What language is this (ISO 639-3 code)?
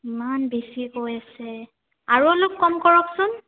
asm